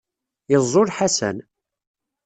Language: Kabyle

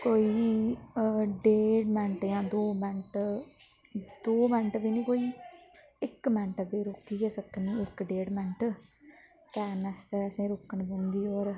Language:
Dogri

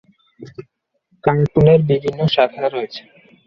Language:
Bangla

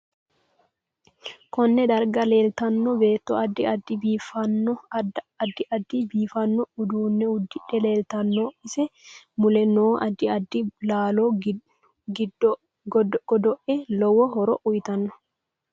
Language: Sidamo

